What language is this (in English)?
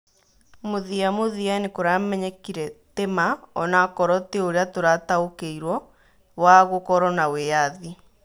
Kikuyu